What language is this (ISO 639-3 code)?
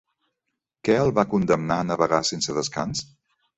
cat